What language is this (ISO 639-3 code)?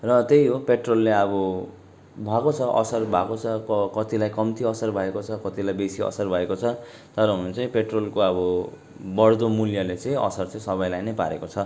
nep